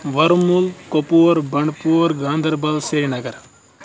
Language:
Kashmiri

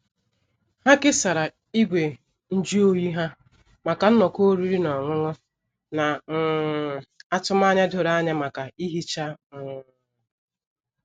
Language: Igbo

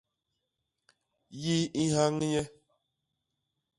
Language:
Basaa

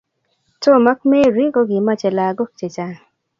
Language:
Kalenjin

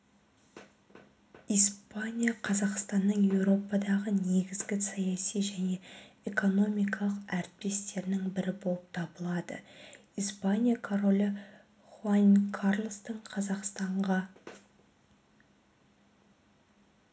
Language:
Kazakh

